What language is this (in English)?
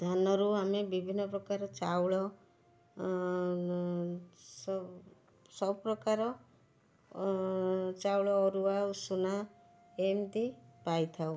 Odia